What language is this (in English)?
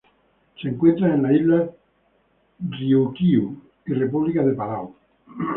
Spanish